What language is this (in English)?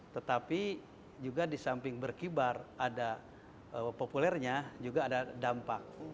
Indonesian